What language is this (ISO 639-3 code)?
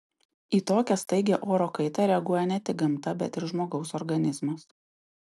lit